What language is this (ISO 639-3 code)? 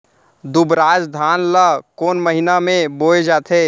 hne